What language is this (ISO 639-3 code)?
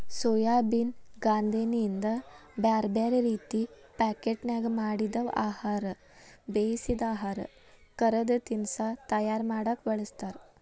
kan